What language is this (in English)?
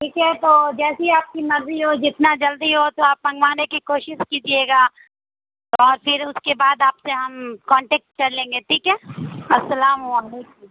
Urdu